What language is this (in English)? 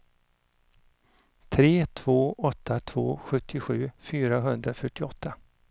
Swedish